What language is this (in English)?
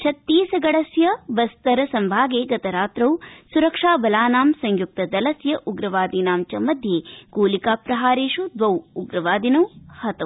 Sanskrit